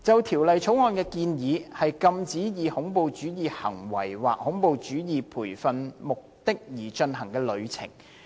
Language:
Cantonese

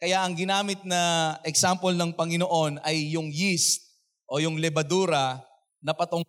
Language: Filipino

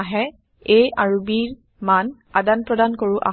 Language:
Assamese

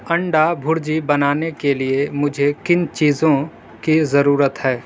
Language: Urdu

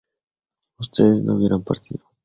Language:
Spanish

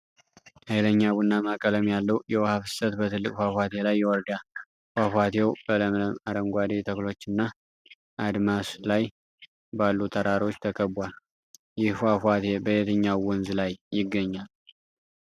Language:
Amharic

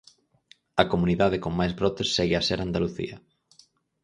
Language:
Galician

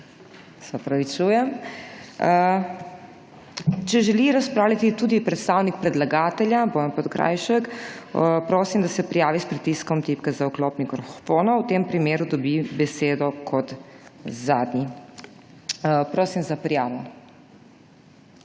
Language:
Slovenian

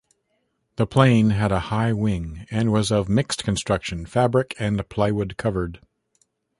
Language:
English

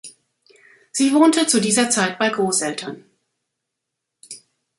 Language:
German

